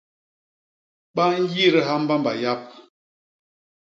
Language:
Basaa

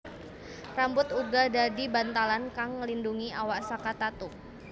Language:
Javanese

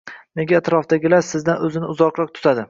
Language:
Uzbek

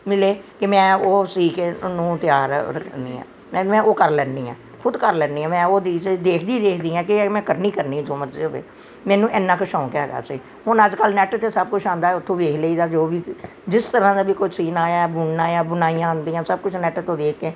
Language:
Punjabi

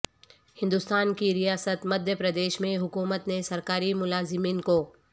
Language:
Urdu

